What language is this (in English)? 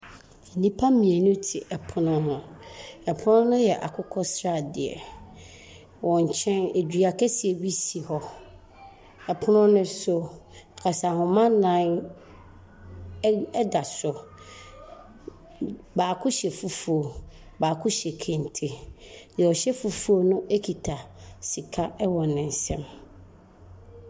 Akan